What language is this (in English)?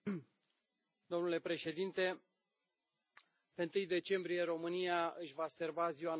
Romanian